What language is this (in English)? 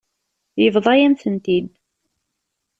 Kabyle